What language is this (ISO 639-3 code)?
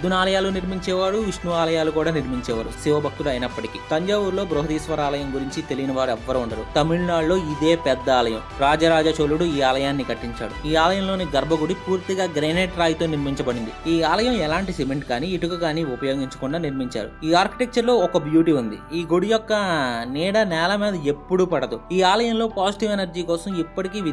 tel